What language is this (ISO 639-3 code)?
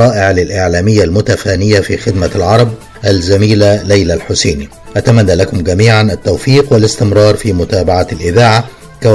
ara